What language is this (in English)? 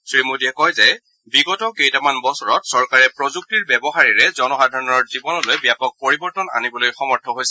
Assamese